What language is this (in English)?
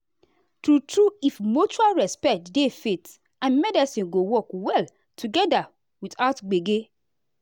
Nigerian Pidgin